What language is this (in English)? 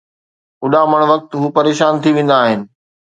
Sindhi